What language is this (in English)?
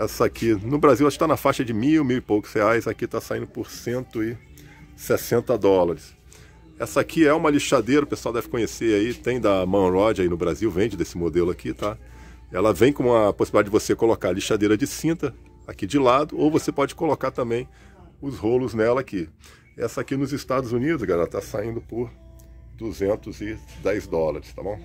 Portuguese